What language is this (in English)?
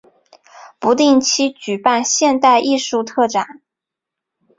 Chinese